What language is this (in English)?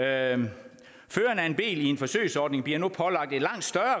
Danish